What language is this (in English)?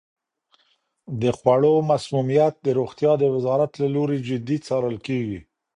Pashto